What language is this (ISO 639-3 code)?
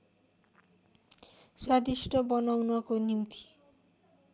nep